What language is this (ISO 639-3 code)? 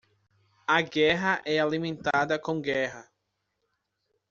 por